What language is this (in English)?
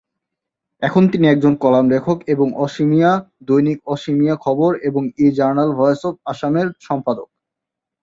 Bangla